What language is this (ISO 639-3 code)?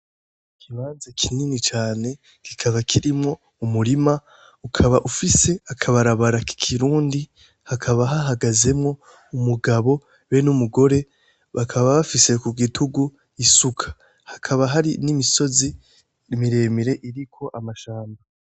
run